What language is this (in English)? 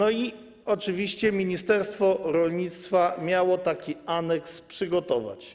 Polish